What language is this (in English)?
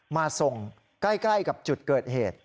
Thai